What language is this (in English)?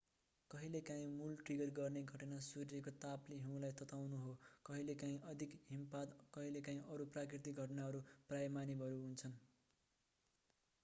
Nepali